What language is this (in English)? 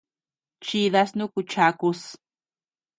Tepeuxila Cuicatec